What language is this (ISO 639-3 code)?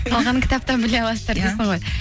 kaz